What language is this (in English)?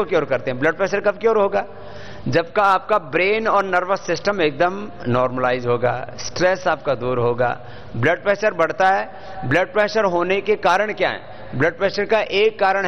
Hindi